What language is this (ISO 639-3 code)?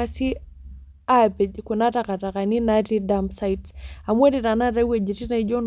mas